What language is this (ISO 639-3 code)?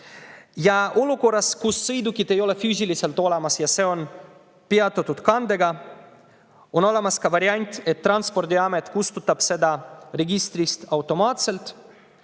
est